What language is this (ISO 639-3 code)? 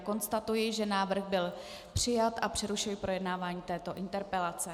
ces